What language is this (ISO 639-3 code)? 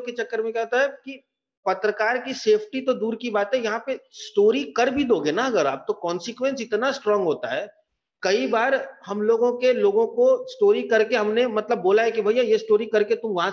hin